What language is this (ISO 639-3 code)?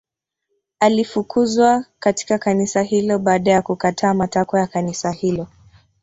swa